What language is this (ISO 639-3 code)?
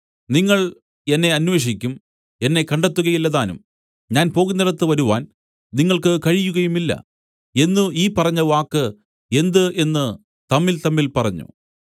mal